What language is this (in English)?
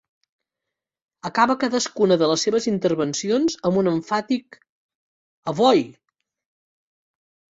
Catalan